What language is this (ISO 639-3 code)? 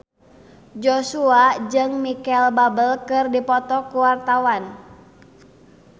sun